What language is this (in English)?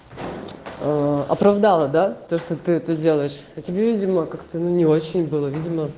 Russian